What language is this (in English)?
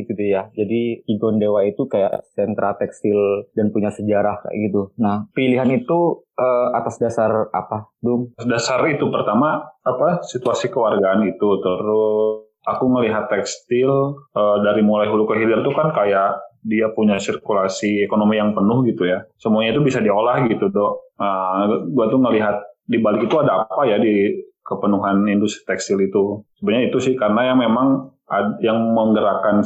Indonesian